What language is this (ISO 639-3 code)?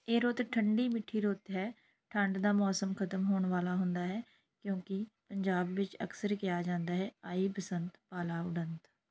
pan